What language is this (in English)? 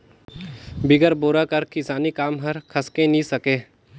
Chhattisgarhi